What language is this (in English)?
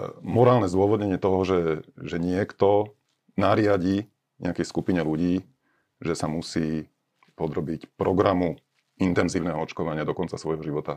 Slovak